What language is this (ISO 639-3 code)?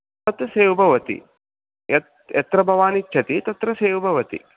san